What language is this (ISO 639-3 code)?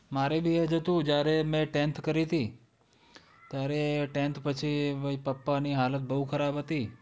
guj